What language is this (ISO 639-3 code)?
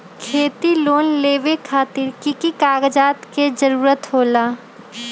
mag